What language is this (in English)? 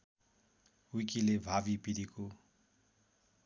Nepali